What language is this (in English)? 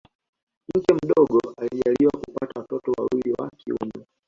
Swahili